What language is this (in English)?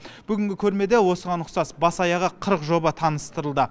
Kazakh